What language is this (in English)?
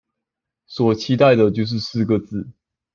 Chinese